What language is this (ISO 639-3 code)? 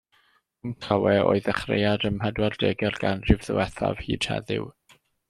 cym